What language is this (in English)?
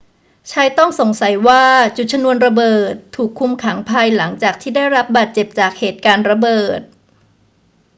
Thai